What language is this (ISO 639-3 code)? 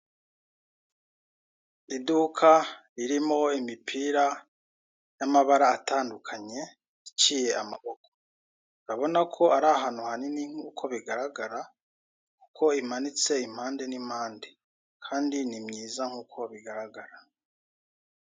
kin